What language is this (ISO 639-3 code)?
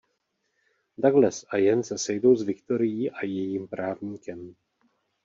ces